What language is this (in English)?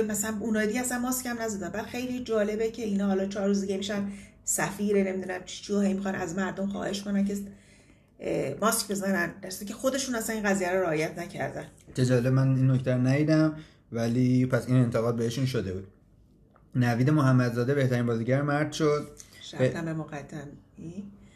Persian